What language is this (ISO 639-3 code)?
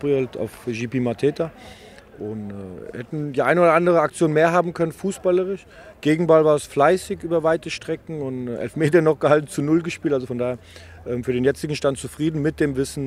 deu